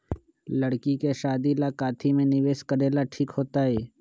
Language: Magahi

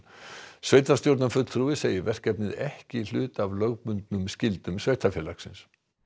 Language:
Icelandic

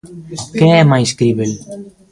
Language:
Galician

